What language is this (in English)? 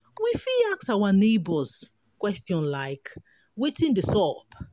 Nigerian Pidgin